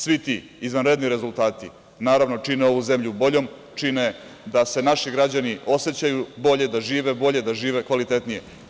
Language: Serbian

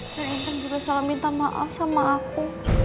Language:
Indonesian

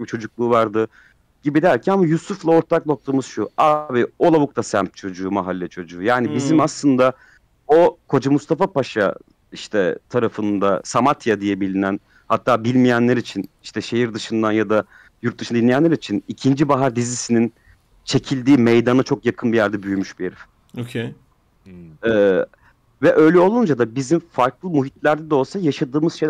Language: Turkish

